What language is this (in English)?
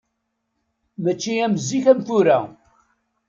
Kabyle